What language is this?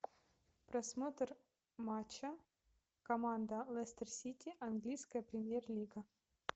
Russian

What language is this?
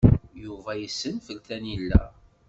Kabyle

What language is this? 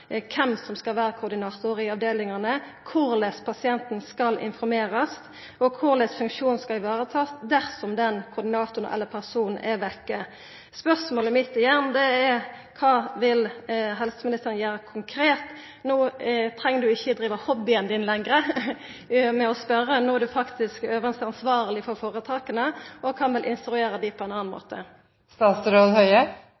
Norwegian Nynorsk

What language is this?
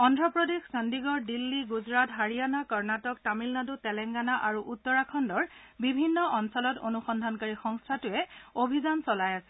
Assamese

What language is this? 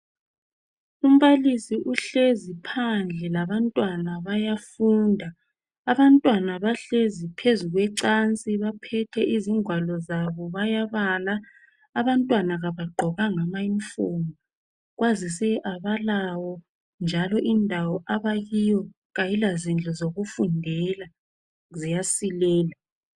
North Ndebele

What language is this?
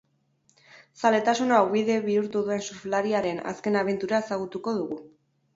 Basque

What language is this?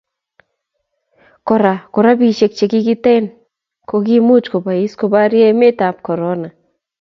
Kalenjin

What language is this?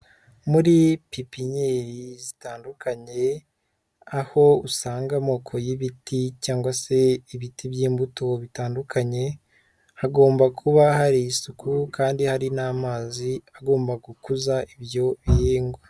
Kinyarwanda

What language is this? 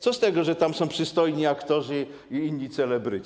Polish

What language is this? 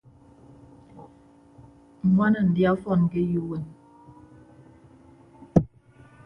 Ibibio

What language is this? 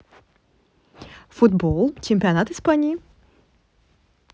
Russian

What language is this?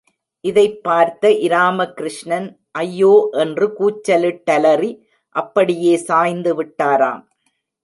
Tamil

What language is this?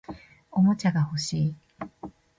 Japanese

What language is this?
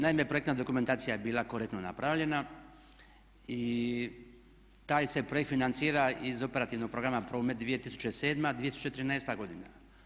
Croatian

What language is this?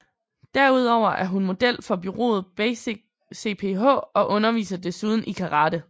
Danish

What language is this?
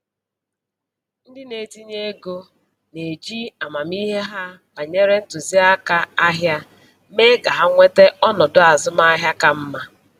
Igbo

